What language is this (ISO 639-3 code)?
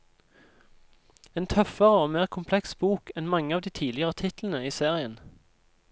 nor